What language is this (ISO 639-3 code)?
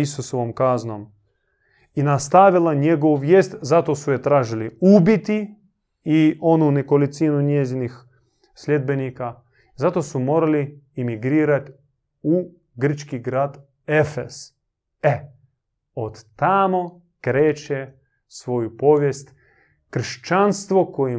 hrv